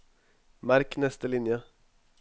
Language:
Norwegian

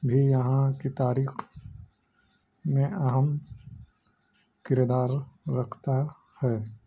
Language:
Urdu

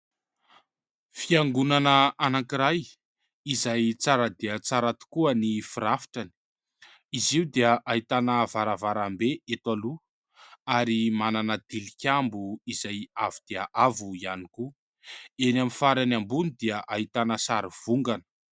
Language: Malagasy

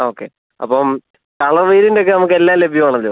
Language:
Malayalam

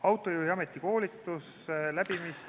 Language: Estonian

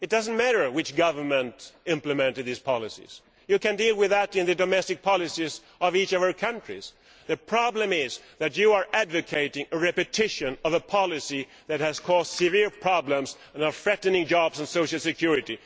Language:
English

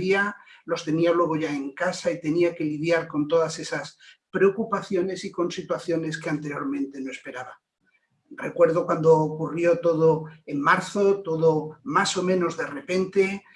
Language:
Spanish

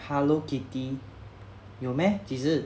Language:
English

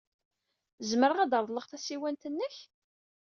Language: Kabyle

